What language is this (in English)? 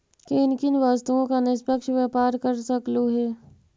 Magahi